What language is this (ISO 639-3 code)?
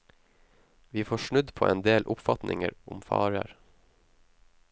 nor